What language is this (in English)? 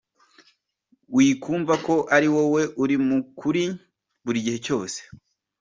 Kinyarwanda